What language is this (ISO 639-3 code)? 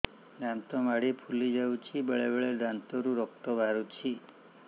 ori